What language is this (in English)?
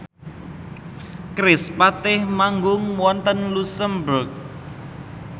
Javanese